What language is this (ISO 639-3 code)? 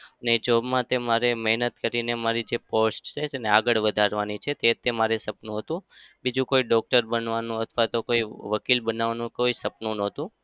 guj